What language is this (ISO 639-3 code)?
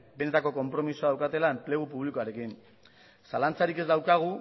eus